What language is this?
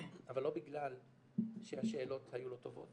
Hebrew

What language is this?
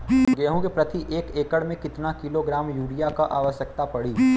Bhojpuri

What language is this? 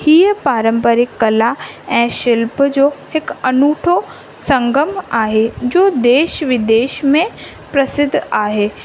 Sindhi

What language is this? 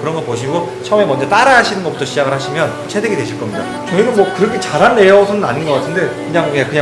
Korean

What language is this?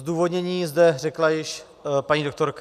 Czech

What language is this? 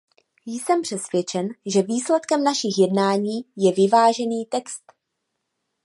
Czech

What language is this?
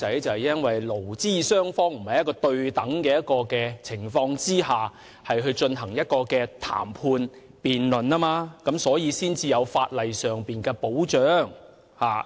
Cantonese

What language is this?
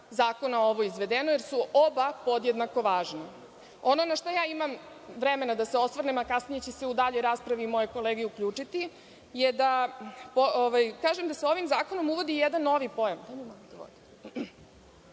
Serbian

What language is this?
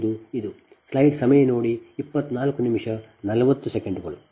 Kannada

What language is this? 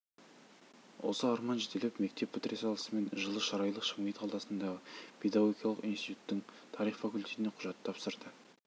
Kazakh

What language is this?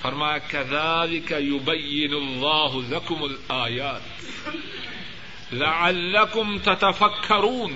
Urdu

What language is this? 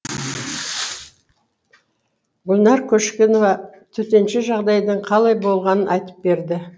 Kazakh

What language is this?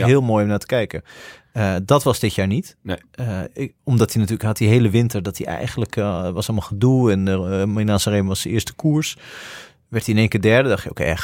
Dutch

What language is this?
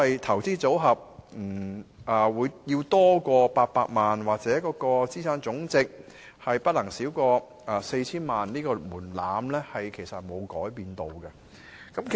Cantonese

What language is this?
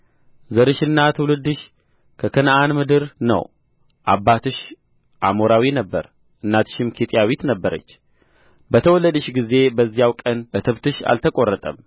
Amharic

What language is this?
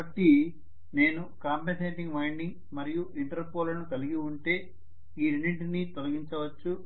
Telugu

